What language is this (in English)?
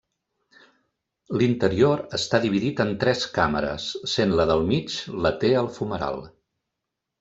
Catalan